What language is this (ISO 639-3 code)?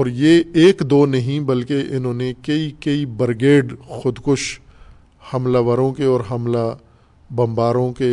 urd